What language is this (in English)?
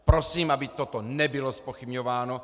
Czech